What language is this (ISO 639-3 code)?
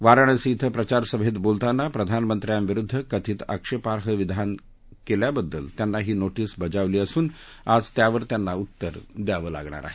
mar